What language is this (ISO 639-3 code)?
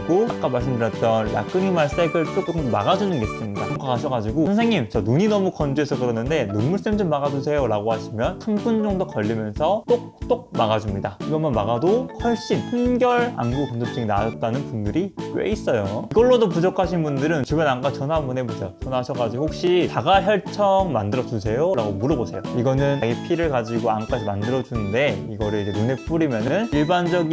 kor